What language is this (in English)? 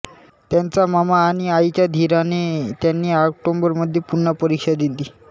Marathi